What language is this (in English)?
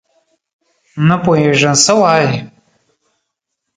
Pashto